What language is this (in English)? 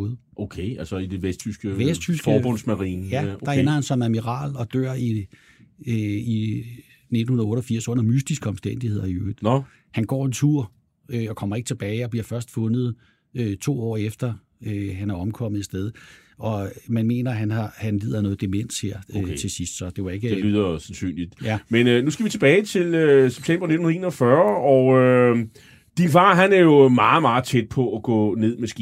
Danish